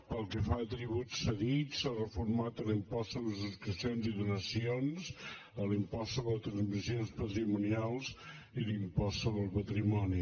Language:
Catalan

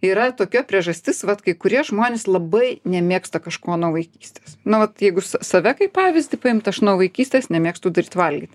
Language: Lithuanian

